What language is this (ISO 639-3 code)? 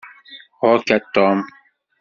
kab